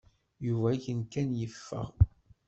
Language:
Kabyle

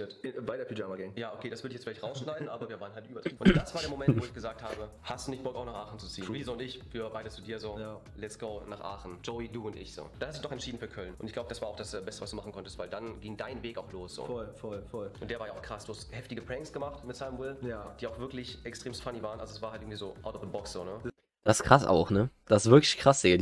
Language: German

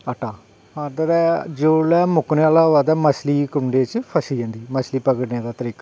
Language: Dogri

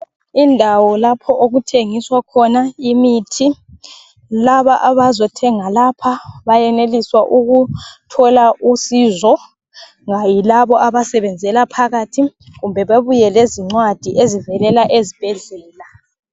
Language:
North Ndebele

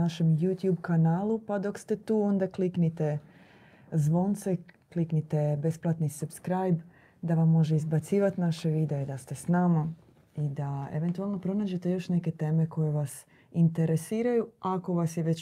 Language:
Croatian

